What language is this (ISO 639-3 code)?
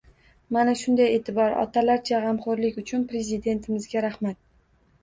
uzb